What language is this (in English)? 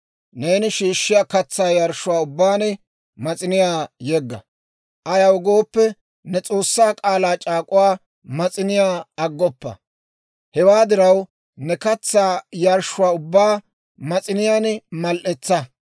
Dawro